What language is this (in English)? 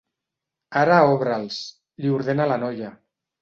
Catalan